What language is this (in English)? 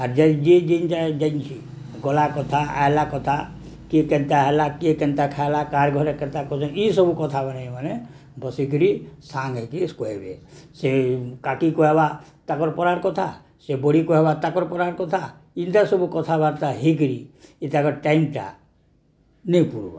Odia